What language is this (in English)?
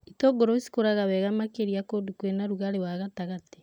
Kikuyu